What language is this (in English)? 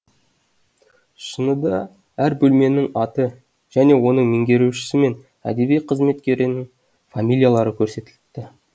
Kazakh